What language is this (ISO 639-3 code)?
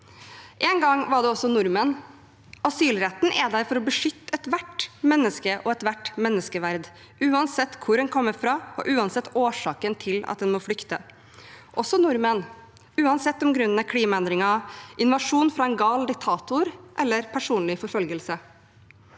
nor